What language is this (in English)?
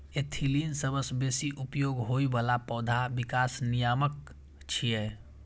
Maithili